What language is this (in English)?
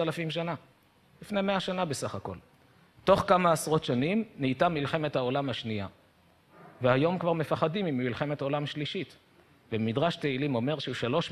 Hebrew